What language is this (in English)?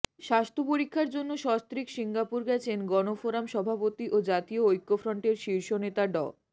Bangla